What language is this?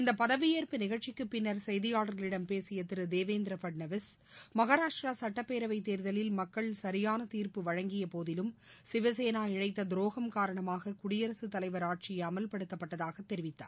Tamil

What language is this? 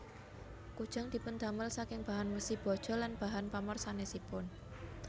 Javanese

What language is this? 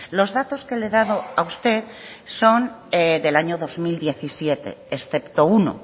Spanish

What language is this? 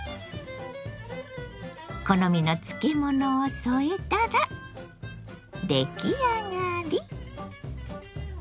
Japanese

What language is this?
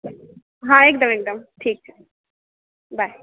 Maithili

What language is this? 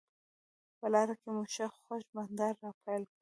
Pashto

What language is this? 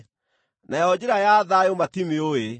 Kikuyu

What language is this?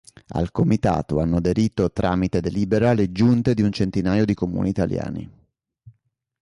Italian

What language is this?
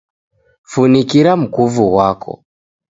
Taita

